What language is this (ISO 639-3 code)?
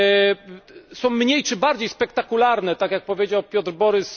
pol